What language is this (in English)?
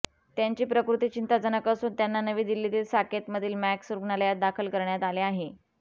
Marathi